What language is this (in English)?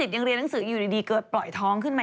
Thai